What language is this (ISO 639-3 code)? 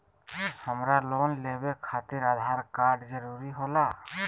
mag